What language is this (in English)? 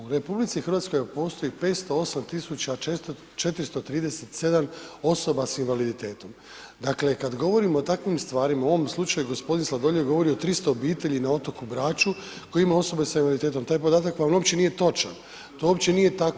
Croatian